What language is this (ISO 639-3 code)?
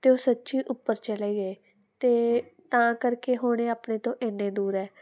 pan